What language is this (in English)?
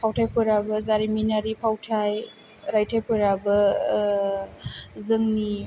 Bodo